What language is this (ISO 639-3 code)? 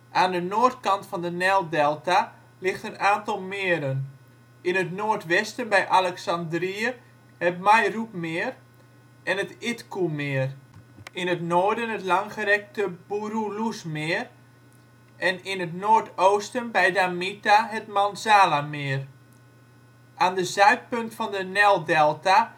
nld